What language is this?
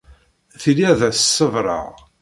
Kabyle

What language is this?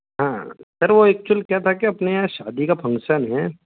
Hindi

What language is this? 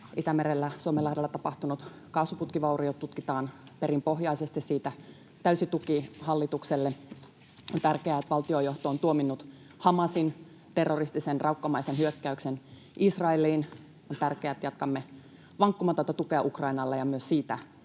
Finnish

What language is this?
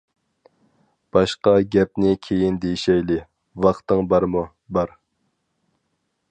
Uyghur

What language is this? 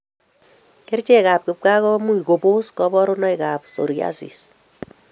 Kalenjin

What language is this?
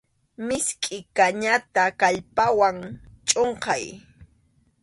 Arequipa-La Unión Quechua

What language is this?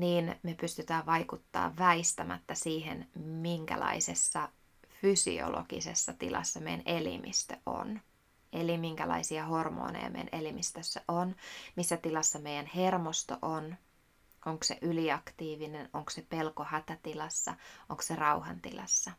Finnish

